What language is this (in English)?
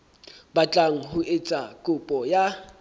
Southern Sotho